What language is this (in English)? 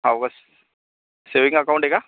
Marathi